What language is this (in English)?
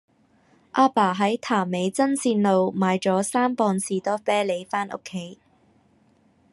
Cantonese